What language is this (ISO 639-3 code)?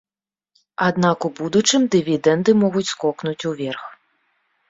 bel